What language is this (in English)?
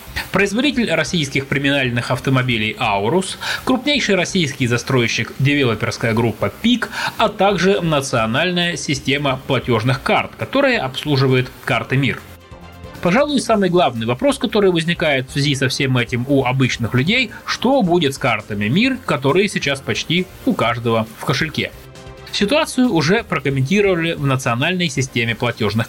Russian